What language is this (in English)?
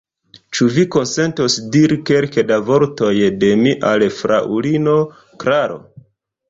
Esperanto